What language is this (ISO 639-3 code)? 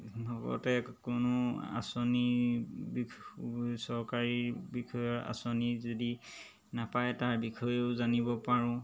asm